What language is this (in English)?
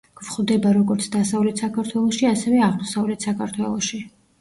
Georgian